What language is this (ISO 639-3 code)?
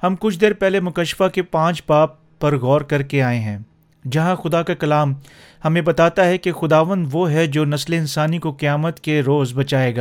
urd